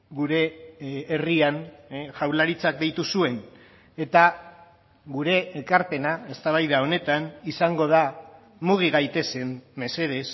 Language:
Basque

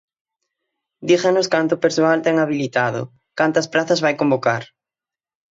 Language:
Galician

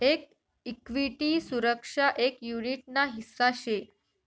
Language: Marathi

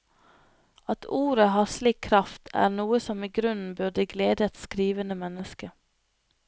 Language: Norwegian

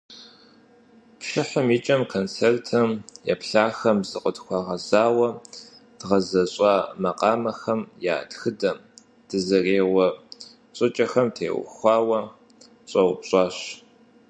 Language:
Kabardian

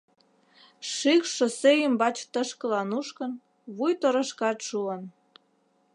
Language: Mari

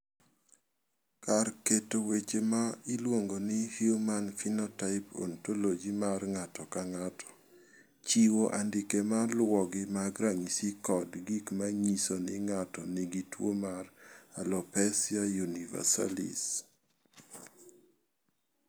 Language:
Luo (Kenya and Tanzania)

